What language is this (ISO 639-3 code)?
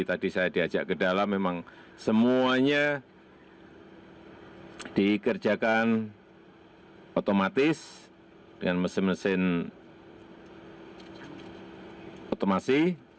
ind